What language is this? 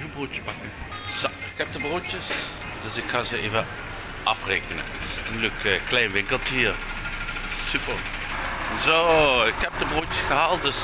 Dutch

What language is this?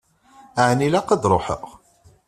Kabyle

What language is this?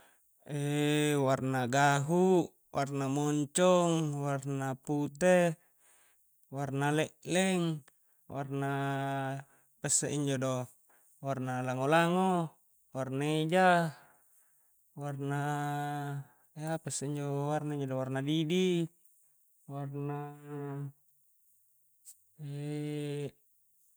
Coastal Konjo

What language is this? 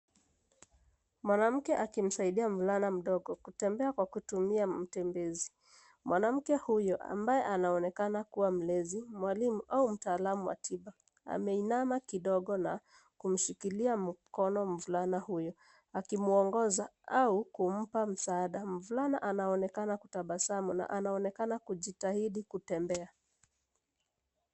Swahili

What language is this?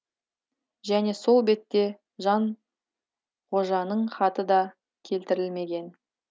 Kazakh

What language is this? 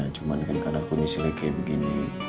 Indonesian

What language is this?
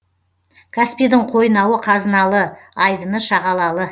Kazakh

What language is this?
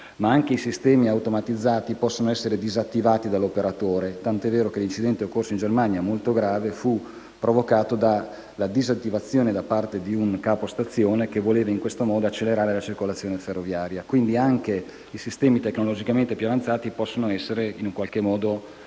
Italian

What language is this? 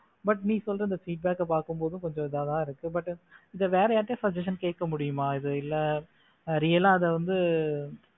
Tamil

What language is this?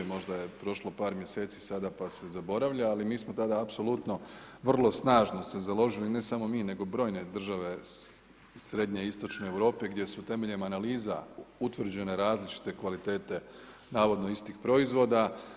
Croatian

